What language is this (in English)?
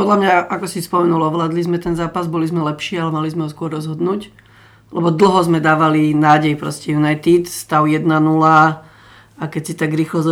Slovak